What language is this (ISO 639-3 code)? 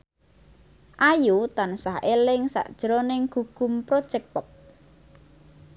jav